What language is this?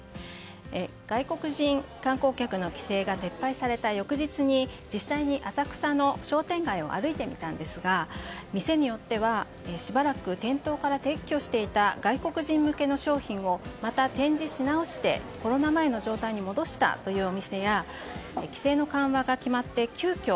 Japanese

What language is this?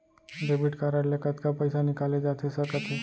Chhattisgarhi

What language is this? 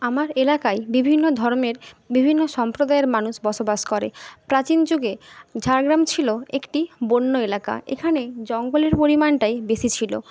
Bangla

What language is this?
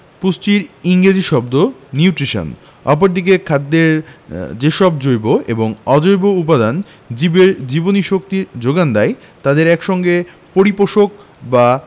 Bangla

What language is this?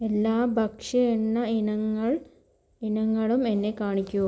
Malayalam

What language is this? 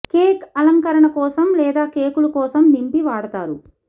Telugu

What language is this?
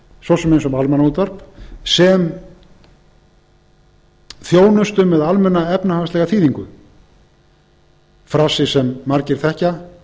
Icelandic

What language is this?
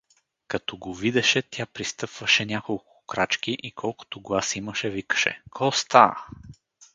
Bulgarian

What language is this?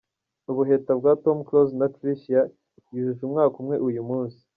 Kinyarwanda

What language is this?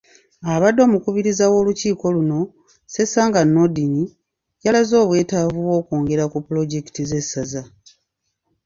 Ganda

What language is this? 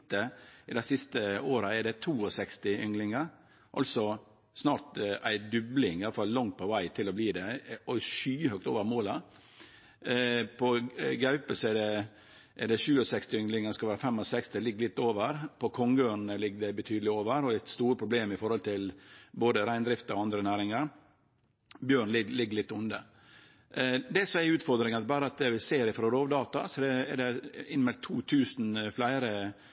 Norwegian Nynorsk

